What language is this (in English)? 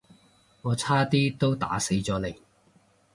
Cantonese